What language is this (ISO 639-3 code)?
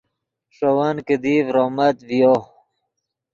ydg